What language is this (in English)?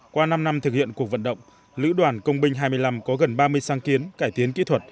Vietnamese